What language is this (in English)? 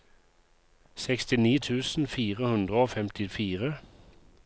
Norwegian